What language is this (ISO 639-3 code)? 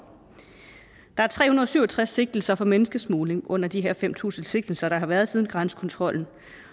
dan